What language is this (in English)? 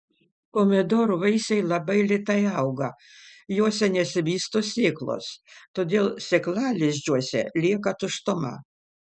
Lithuanian